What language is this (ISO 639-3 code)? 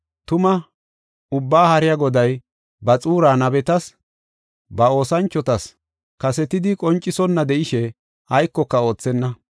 gof